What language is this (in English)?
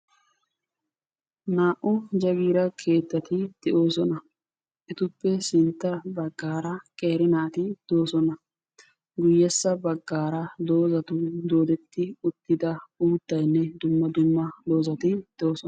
Wolaytta